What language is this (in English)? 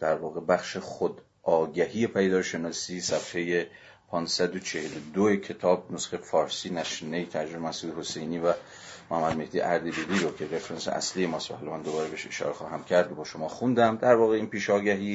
Persian